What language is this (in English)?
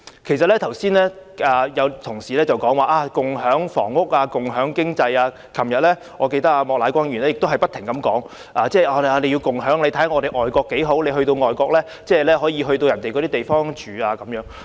Cantonese